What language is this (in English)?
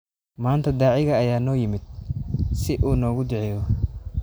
Somali